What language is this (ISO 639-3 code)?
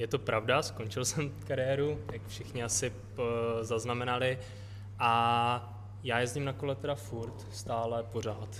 ces